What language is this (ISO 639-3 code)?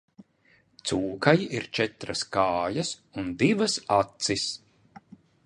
lav